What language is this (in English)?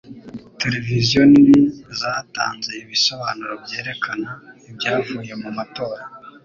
Kinyarwanda